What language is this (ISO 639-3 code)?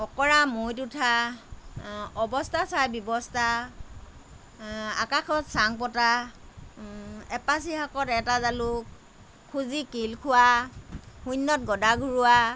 asm